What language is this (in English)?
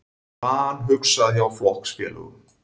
Icelandic